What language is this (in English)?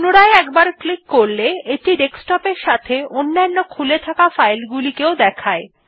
Bangla